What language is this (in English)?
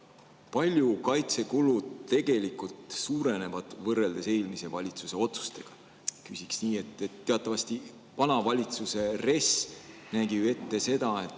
Estonian